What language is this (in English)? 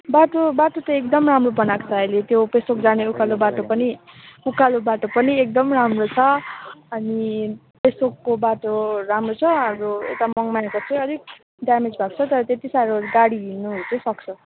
Nepali